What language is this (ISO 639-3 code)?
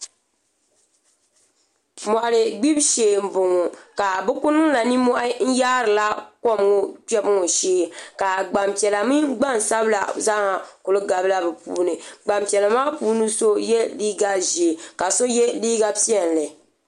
dag